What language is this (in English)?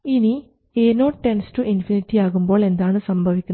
Malayalam